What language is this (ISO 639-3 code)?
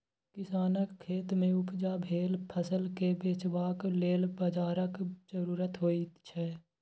mai